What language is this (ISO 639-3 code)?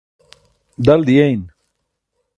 bsk